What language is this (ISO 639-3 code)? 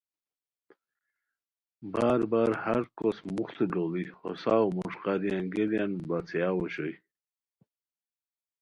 khw